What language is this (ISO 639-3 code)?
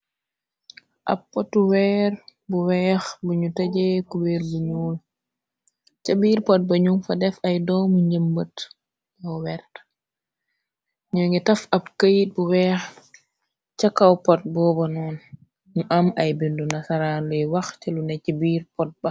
wol